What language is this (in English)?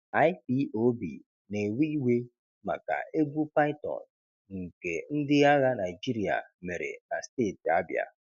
Igbo